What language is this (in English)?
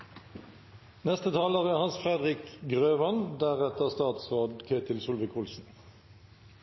Norwegian Nynorsk